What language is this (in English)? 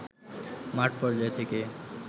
Bangla